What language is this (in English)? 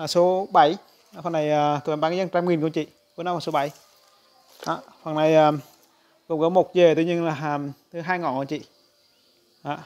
Vietnamese